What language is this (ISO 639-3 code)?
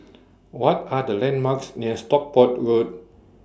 eng